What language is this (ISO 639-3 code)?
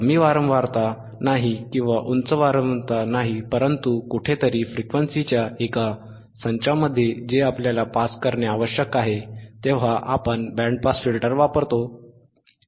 mar